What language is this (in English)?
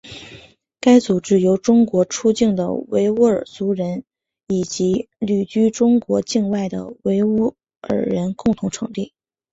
Chinese